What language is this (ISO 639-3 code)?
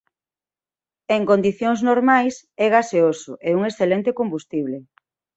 glg